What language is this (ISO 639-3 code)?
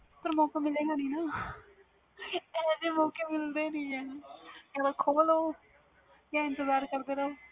pan